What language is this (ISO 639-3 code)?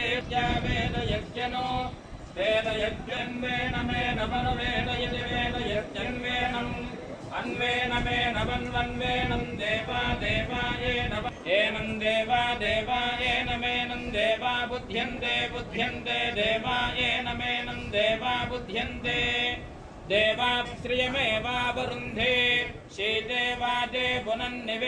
kan